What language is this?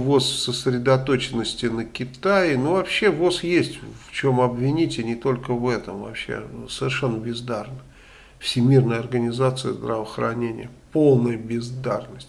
Russian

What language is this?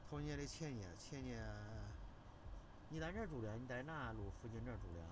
Chinese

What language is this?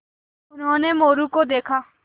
Hindi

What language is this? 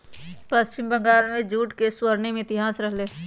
Magahi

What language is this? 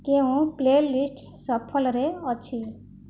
Odia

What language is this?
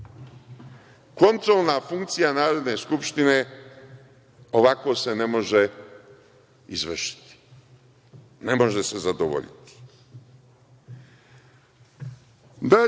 Serbian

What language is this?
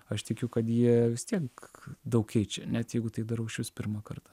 Lithuanian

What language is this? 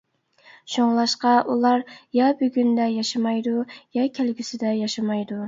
Uyghur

